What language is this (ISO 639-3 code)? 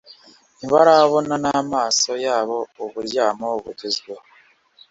kin